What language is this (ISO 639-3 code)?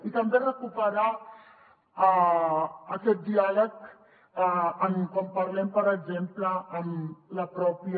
cat